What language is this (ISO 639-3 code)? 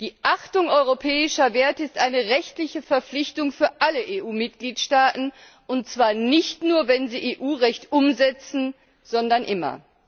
deu